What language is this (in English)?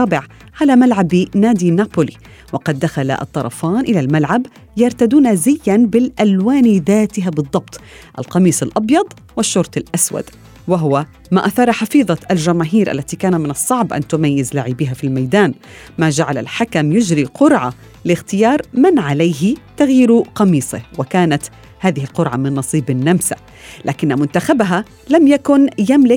Arabic